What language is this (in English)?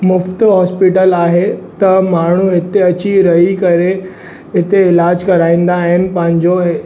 Sindhi